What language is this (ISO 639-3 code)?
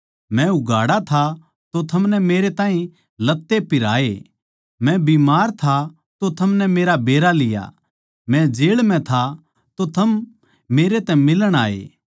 bgc